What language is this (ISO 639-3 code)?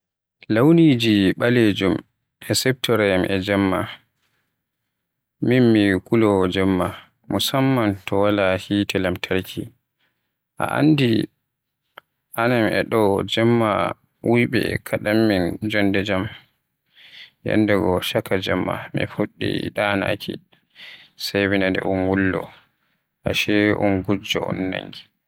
fuh